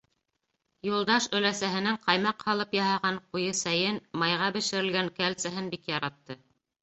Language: Bashkir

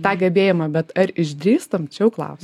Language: Lithuanian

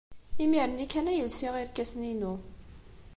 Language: Kabyle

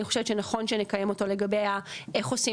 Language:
Hebrew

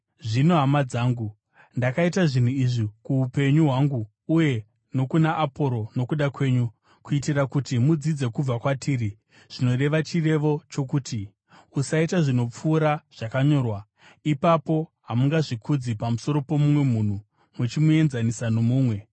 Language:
Shona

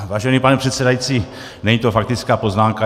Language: Czech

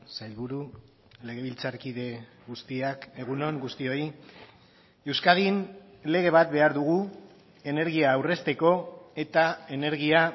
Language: Basque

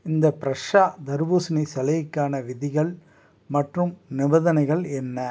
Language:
Tamil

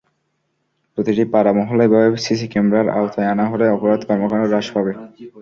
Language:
Bangla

